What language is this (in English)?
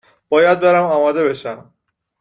Persian